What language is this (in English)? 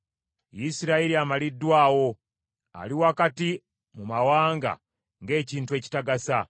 Ganda